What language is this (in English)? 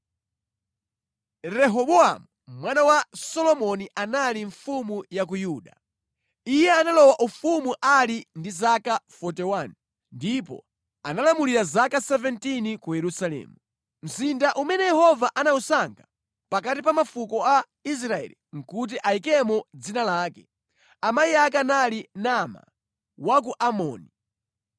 Nyanja